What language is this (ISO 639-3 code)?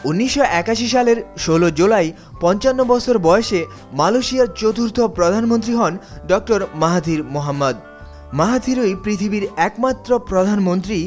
ben